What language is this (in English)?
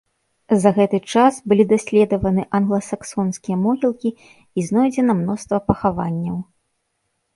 Belarusian